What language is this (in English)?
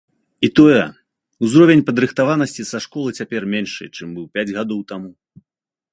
Belarusian